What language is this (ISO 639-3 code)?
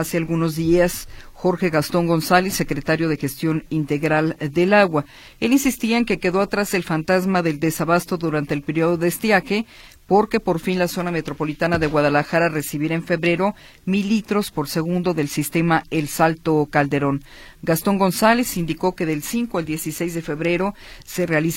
spa